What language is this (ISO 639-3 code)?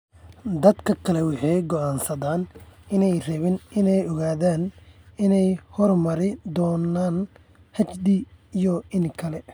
som